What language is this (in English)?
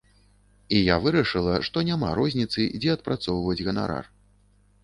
Belarusian